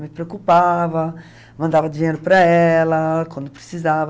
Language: Portuguese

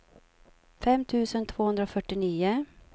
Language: Swedish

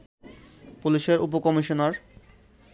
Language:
Bangla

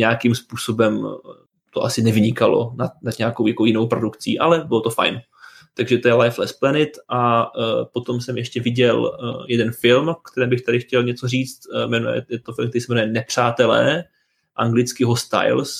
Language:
Czech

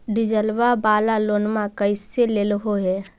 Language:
Magahi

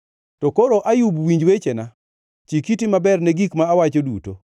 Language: Luo (Kenya and Tanzania)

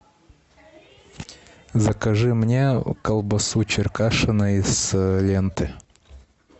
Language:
Russian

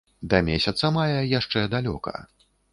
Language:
Belarusian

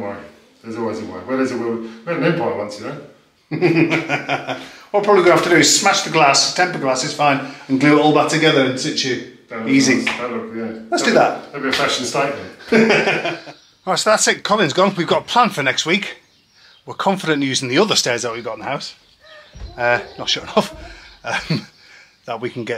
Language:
English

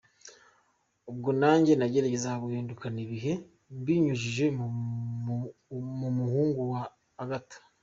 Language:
Kinyarwanda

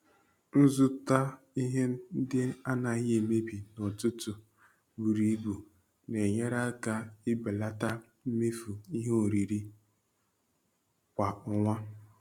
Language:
Igbo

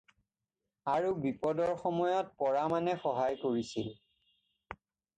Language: Assamese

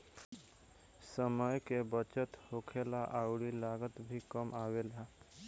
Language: Bhojpuri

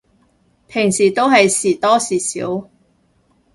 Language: Cantonese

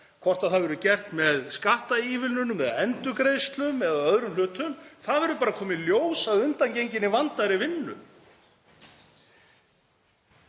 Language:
Icelandic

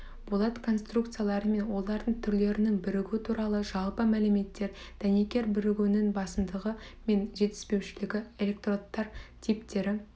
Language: Kazakh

